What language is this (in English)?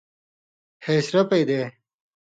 Indus Kohistani